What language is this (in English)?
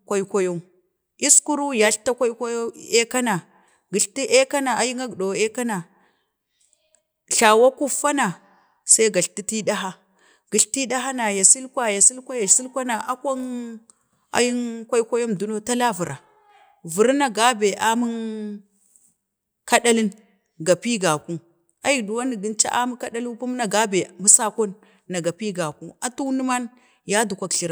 Bade